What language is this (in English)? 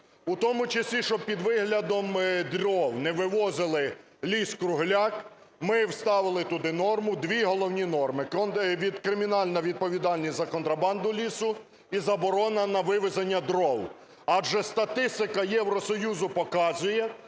Ukrainian